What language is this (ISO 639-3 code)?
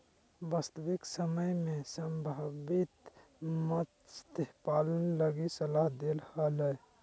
mag